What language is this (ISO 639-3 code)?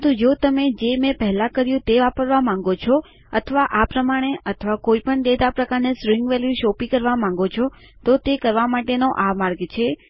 guj